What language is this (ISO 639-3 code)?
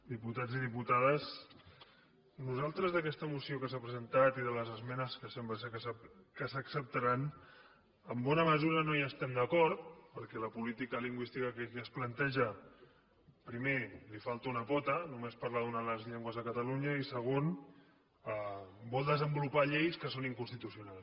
cat